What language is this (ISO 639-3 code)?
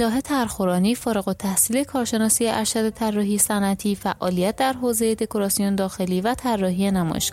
fas